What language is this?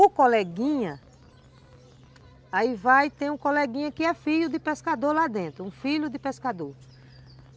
Portuguese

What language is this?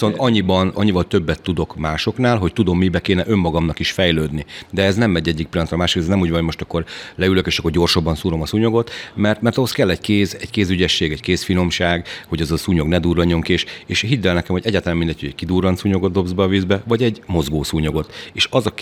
Hungarian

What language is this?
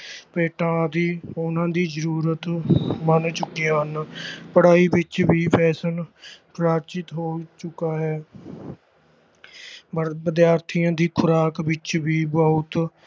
Punjabi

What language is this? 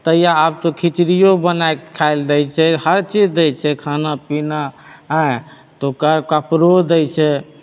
Maithili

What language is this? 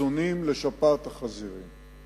Hebrew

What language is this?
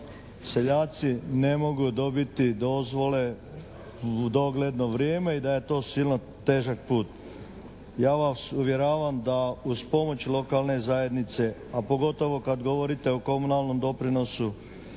Croatian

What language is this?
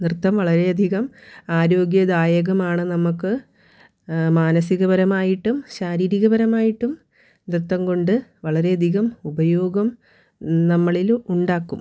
Malayalam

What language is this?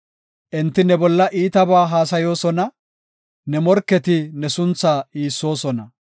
Gofa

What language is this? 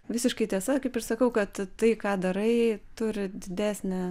Lithuanian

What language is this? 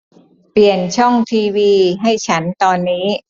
Thai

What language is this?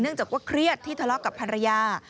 Thai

